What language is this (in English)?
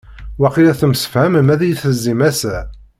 Kabyle